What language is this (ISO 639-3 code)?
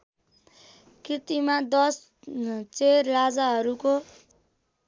nep